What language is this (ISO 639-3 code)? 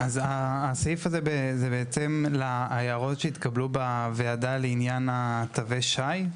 heb